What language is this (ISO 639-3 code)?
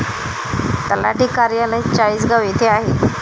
mar